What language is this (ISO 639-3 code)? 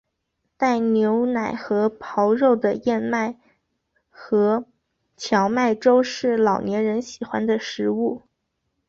zho